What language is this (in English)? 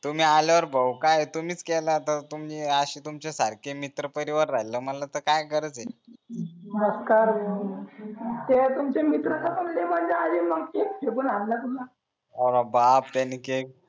Marathi